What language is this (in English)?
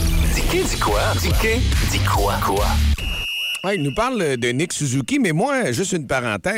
French